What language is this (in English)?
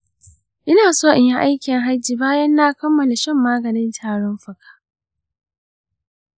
Hausa